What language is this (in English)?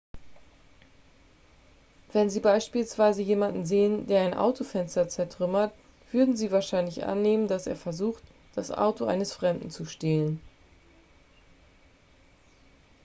German